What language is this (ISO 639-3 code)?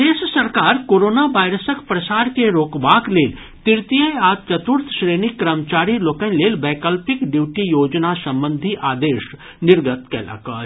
mai